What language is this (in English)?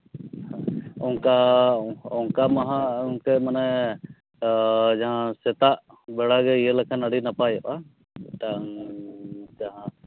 Santali